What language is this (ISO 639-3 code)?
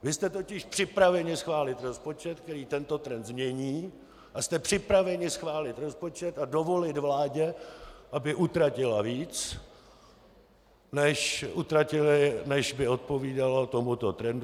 ces